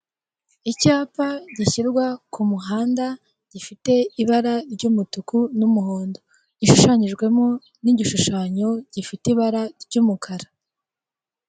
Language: Kinyarwanda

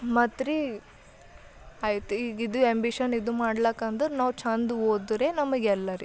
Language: Kannada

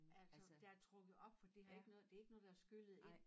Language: Danish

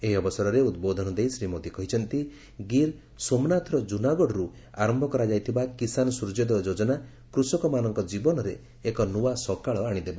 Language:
Odia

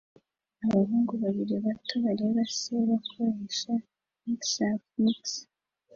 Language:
Kinyarwanda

